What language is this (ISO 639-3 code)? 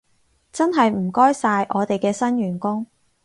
yue